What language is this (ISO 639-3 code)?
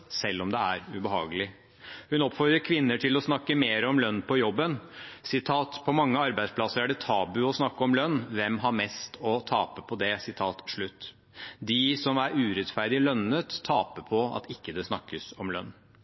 nob